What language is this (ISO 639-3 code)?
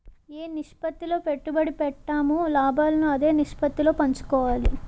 tel